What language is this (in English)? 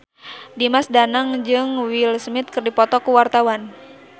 Sundanese